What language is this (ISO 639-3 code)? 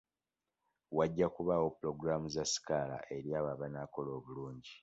lug